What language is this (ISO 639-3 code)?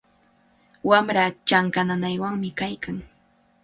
qvl